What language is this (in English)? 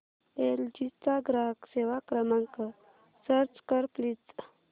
Marathi